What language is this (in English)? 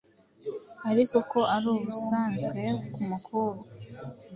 Kinyarwanda